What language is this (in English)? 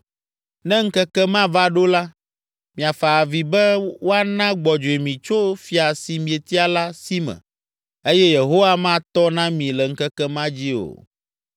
Ewe